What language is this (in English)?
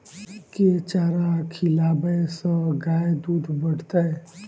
Maithili